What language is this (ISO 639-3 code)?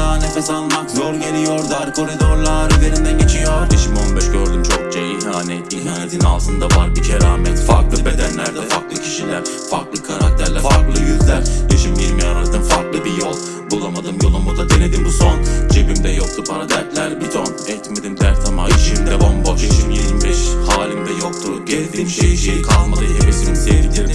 tur